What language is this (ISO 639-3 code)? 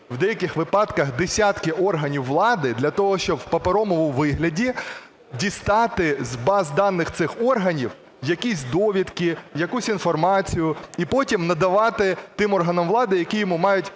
ukr